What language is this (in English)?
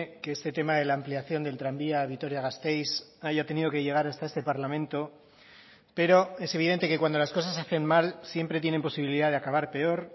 Spanish